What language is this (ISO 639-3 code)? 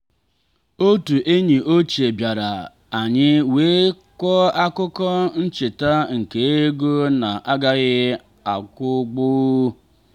ibo